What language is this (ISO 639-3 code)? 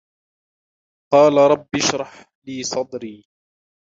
ara